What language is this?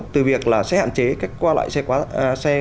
Vietnamese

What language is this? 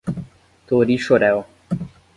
Portuguese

